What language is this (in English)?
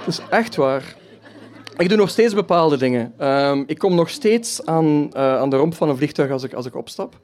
Dutch